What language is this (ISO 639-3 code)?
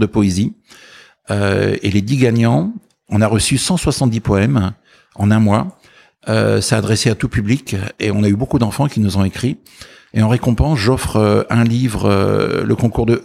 fra